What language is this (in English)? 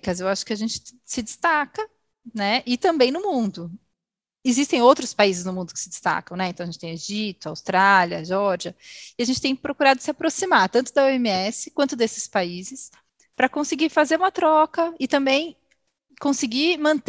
Portuguese